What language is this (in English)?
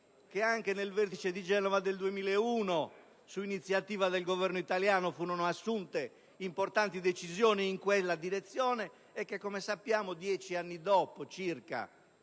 Italian